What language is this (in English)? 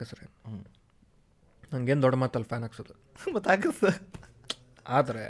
Kannada